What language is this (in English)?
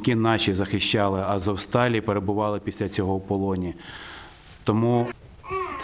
Ukrainian